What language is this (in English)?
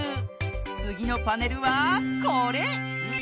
Japanese